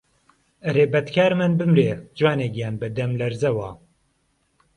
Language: Central Kurdish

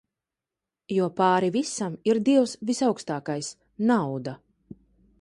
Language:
Latvian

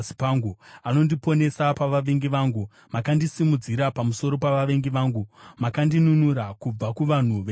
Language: Shona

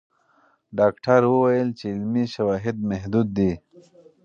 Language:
Pashto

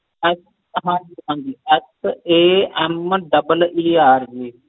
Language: Punjabi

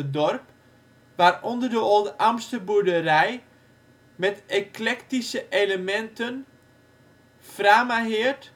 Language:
Dutch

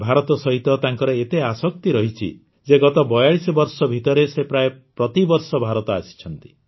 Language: Odia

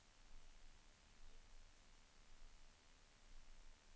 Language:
Swedish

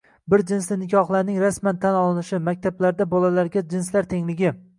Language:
Uzbek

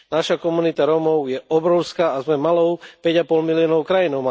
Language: Slovak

